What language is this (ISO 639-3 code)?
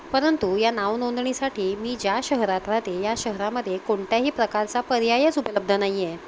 mar